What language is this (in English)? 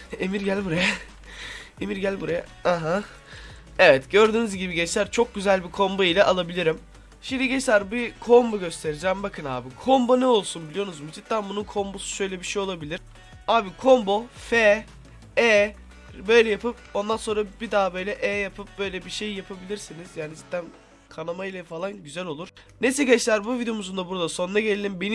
Turkish